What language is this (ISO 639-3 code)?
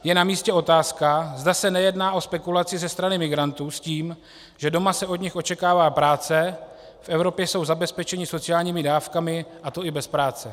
ces